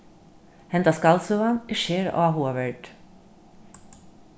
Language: Faroese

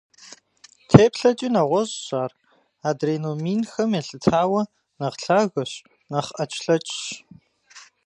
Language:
Kabardian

